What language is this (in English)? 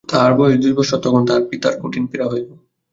Bangla